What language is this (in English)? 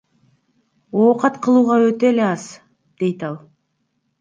Kyrgyz